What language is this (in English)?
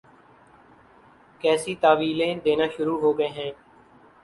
Urdu